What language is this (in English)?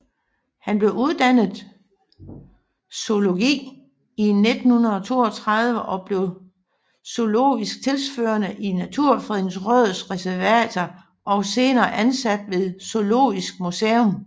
Danish